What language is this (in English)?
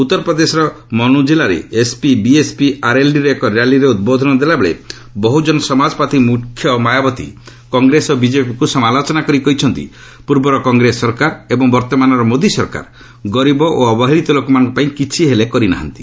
Odia